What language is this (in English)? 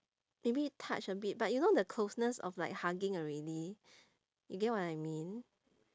English